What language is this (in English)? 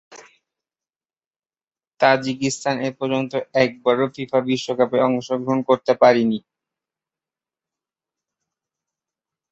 Bangla